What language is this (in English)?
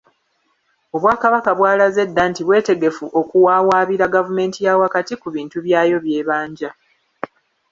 Ganda